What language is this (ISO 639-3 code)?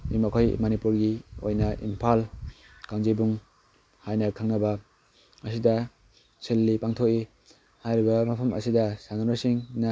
mni